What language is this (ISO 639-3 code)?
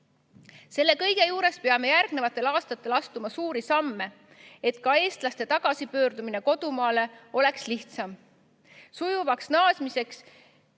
est